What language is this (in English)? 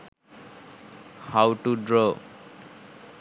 Sinhala